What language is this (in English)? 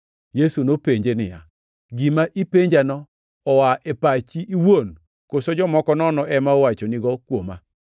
Luo (Kenya and Tanzania)